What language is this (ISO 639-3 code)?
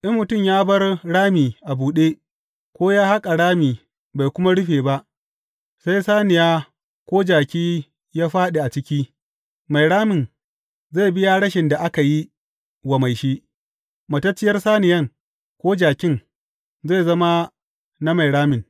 hau